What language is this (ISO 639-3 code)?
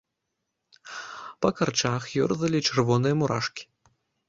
bel